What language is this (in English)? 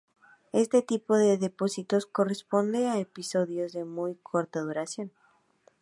Spanish